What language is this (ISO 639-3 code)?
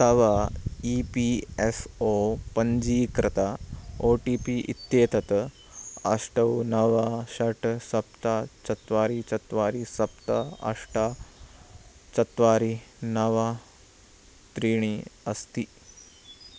san